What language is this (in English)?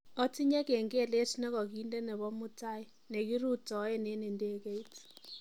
Kalenjin